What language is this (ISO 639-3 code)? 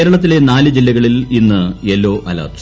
mal